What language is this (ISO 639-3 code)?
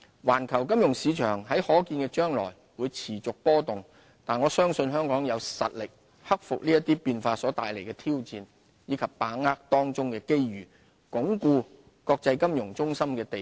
yue